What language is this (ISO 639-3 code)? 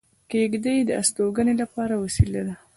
pus